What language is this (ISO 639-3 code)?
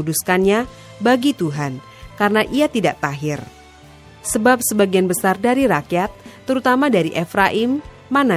ind